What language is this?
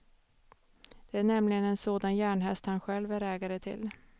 Swedish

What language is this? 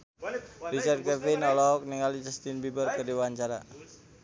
Sundanese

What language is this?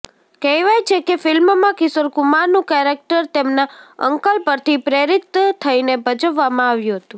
Gujarati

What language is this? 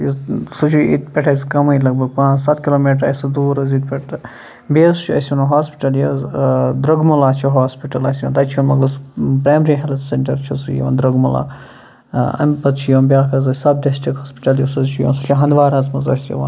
Kashmiri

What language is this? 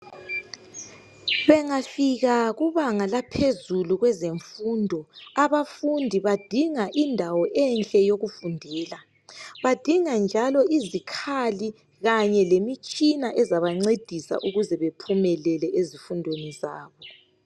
North Ndebele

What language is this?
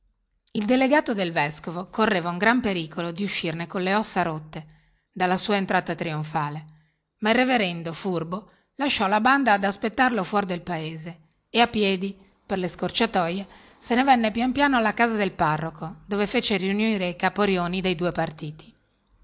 Italian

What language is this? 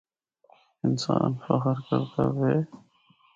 Northern Hindko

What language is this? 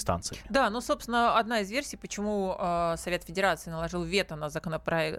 Russian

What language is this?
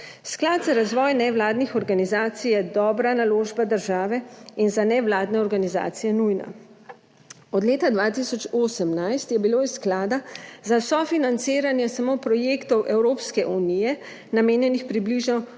Slovenian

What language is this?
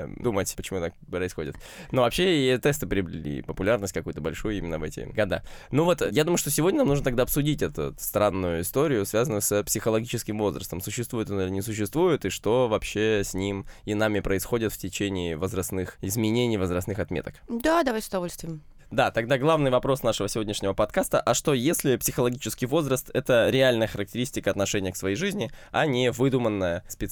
Russian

